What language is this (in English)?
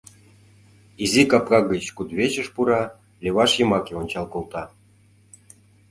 Mari